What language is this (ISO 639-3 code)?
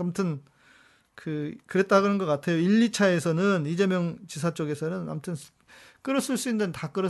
kor